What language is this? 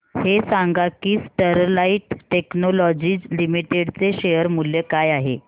Marathi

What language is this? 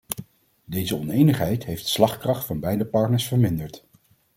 Dutch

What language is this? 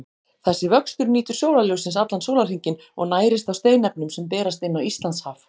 Icelandic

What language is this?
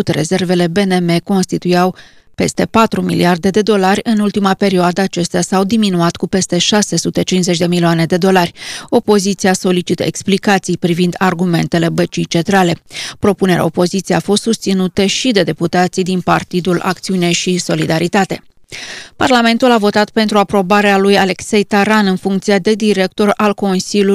Romanian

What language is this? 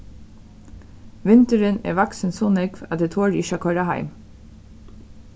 Faroese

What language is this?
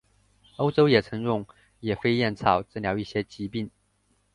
Chinese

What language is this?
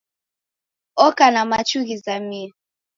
Taita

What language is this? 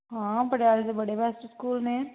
Punjabi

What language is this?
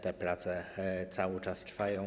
Polish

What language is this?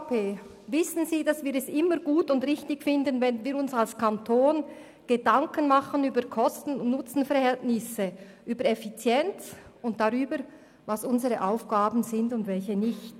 Swiss German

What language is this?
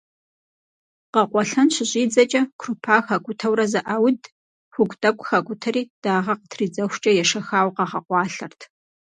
Kabardian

